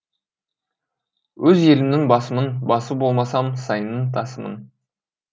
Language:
Kazakh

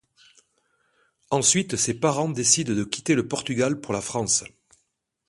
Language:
French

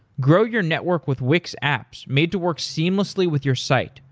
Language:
English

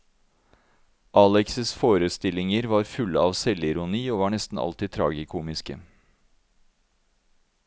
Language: Norwegian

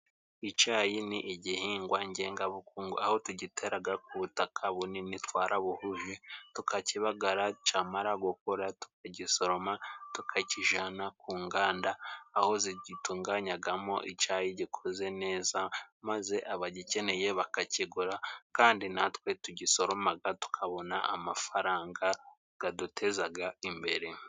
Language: Kinyarwanda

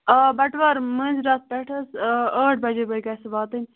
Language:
Kashmiri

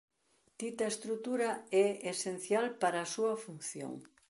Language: Galician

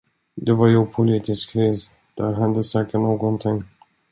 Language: Swedish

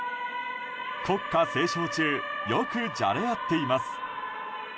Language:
Japanese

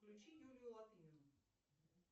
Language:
Russian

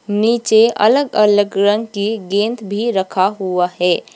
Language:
Hindi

